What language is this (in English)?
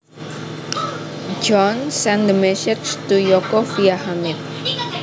Javanese